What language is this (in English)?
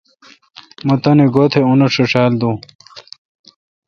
Kalkoti